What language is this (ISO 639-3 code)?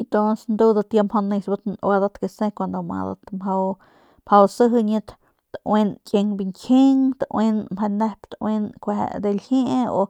pmq